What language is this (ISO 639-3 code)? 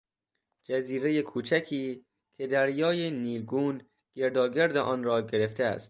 fas